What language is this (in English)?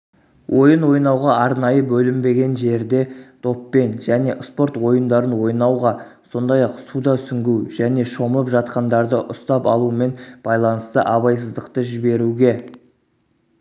Kazakh